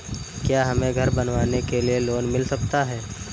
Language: Hindi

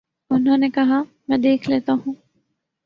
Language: Urdu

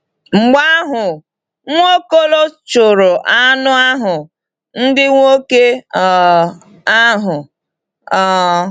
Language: Igbo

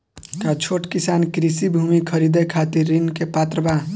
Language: Bhojpuri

